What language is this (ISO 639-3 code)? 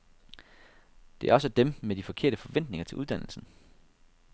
dan